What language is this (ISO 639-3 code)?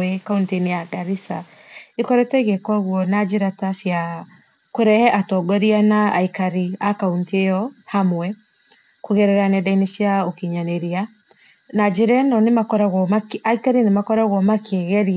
kik